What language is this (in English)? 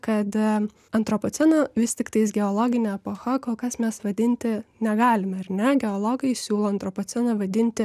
Lithuanian